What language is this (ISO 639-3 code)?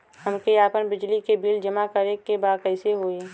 bho